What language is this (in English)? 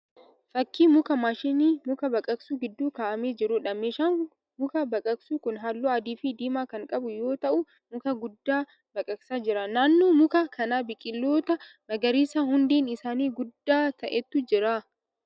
Oromo